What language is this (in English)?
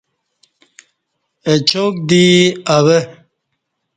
Kati